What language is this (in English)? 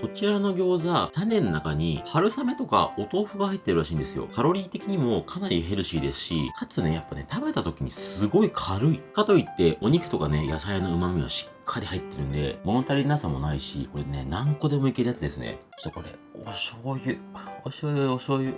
Japanese